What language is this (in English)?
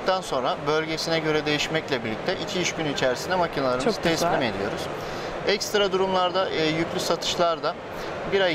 Turkish